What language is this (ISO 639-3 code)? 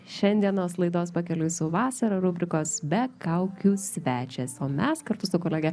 lit